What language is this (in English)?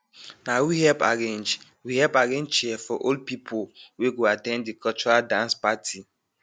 Nigerian Pidgin